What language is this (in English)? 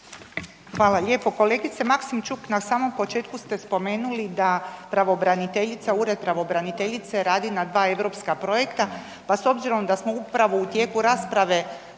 Croatian